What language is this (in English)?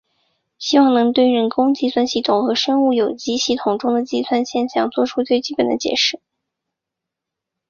Chinese